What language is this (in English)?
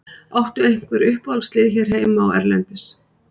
Icelandic